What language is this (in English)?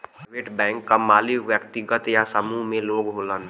Bhojpuri